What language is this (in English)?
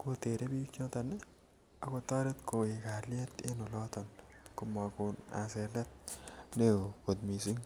Kalenjin